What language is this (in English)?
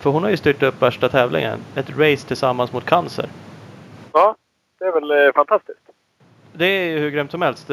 Swedish